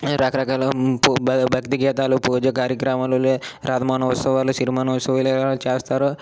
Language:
Telugu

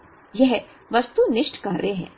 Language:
Hindi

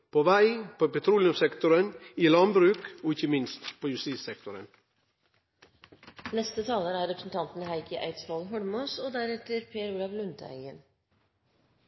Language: Norwegian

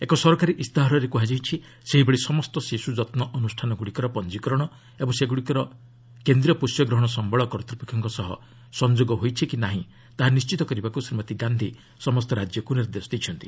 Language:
Odia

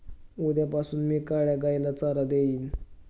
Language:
Marathi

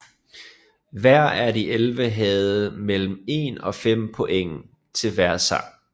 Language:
Danish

